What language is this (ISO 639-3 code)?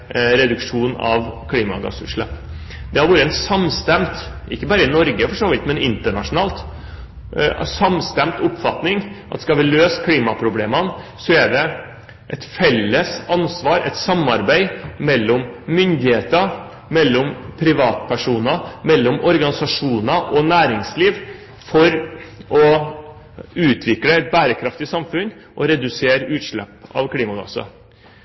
nob